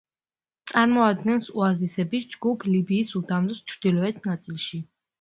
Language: Georgian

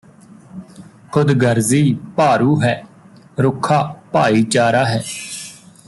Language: Punjabi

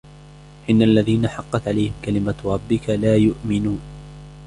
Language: Arabic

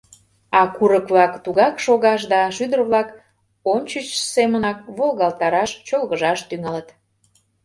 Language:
Mari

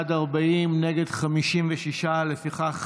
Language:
Hebrew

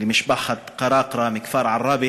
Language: Hebrew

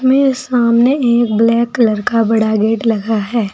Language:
Hindi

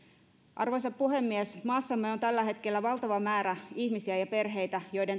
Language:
Finnish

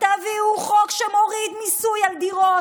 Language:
Hebrew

